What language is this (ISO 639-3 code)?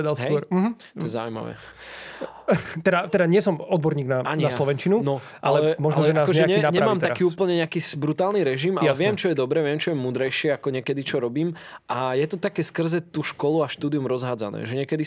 slk